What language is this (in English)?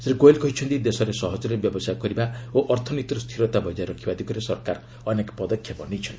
Odia